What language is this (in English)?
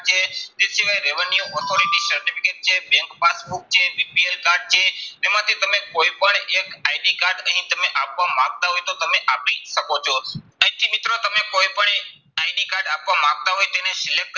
Gujarati